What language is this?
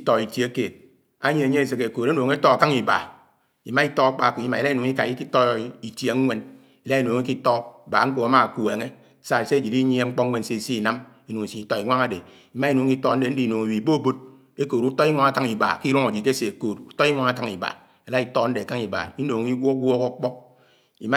Anaang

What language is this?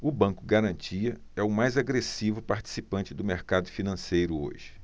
Portuguese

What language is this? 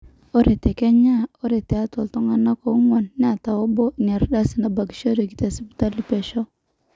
Masai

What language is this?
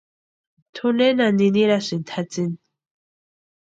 Western Highland Purepecha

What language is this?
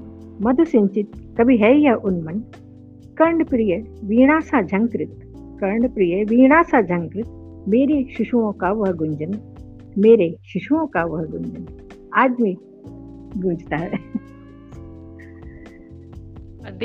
Hindi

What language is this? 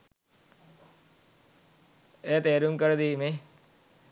Sinhala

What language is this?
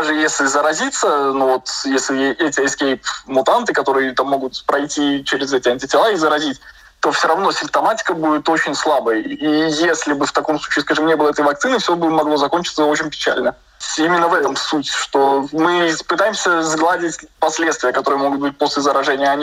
Russian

